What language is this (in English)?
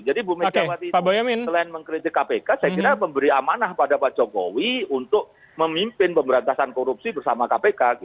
Indonesian